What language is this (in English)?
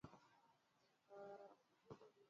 Swahili